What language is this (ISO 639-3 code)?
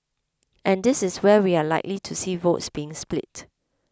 eng